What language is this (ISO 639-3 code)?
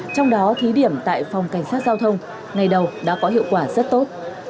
vie